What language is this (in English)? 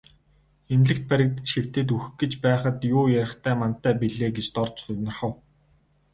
Mongolian